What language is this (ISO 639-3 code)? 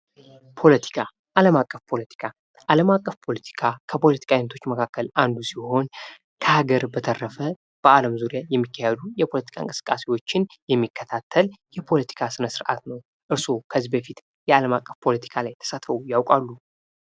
amh